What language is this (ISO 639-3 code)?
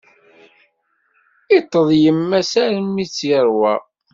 kab